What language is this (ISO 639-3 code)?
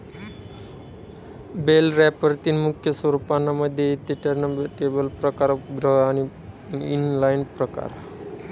mar